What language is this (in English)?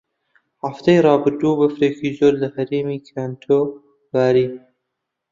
Central Kurdish